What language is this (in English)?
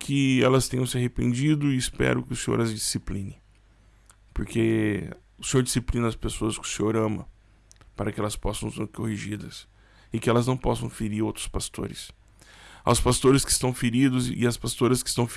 Portuguese